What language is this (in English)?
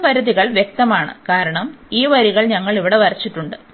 Malayalam